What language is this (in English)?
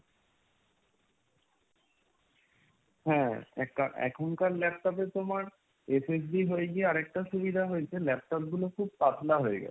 Bangla